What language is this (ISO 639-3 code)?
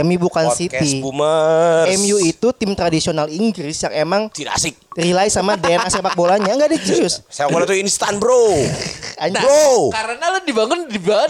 ind